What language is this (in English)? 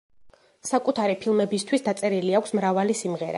Georgian